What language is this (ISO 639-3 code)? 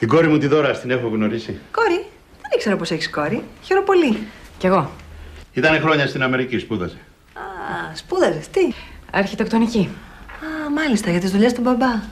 ell